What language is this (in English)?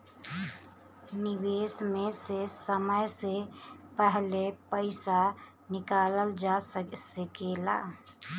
Bhojpuri